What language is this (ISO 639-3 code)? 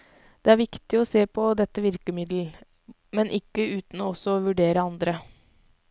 nor